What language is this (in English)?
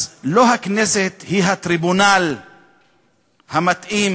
Hebrew